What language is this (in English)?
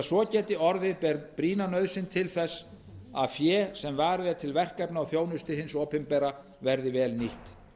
Icelandic